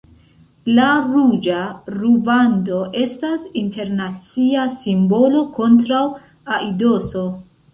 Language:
Esperanto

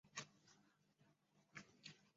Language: Chinese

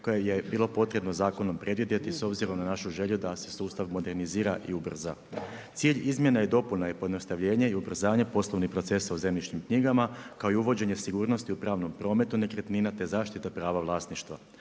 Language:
Croatian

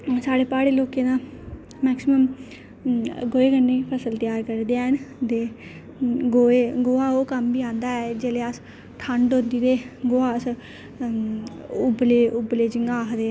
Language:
Dogri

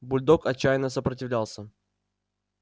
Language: Russian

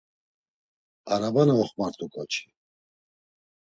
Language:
Laz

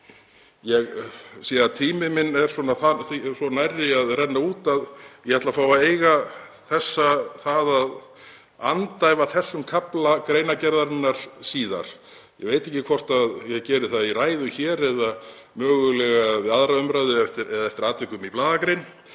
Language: Icelandic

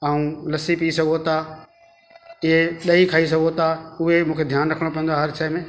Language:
Sindhi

